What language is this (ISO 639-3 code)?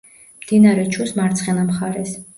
kat